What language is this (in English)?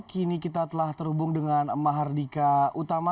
Indonesian